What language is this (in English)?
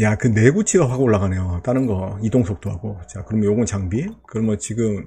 Korean